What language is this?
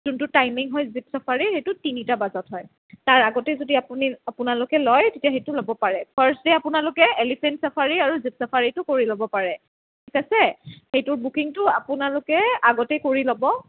Assamese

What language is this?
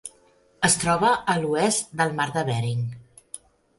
Catalan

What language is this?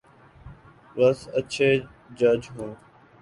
Urdu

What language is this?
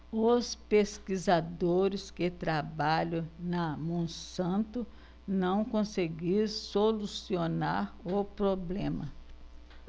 Portuguese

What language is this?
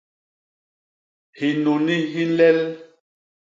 Basaa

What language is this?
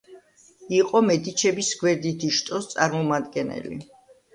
Georgian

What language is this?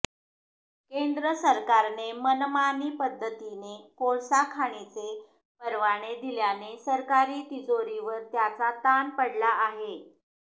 Marathi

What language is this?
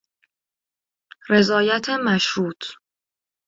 Persian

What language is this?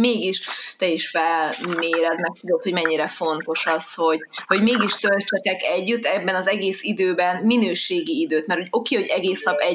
Hungarian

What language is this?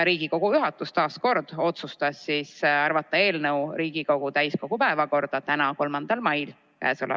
Estonian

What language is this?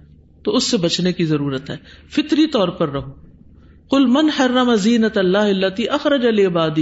Urdu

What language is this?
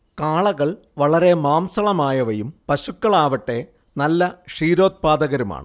Malayalam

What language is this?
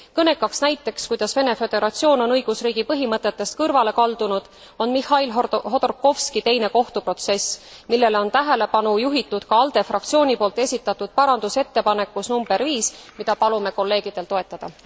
Estonian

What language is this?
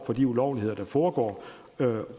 Danish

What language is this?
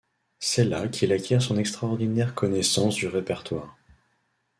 French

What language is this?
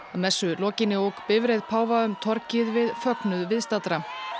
Icelandic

